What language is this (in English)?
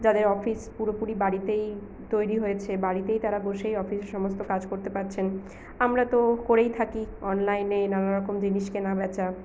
Bangla